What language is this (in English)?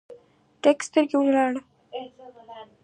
Pashto